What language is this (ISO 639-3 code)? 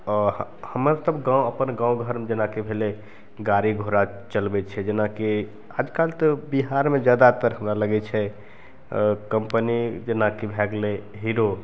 mai